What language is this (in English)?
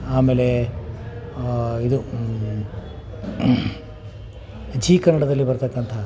Kannada